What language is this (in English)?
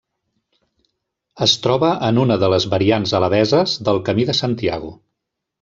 Catalan